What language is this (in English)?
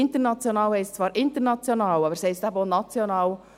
Swiss German